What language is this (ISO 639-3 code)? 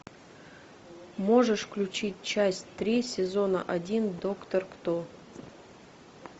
rus